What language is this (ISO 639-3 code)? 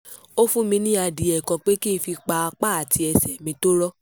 yor